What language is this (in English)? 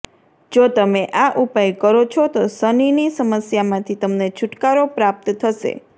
Gujarati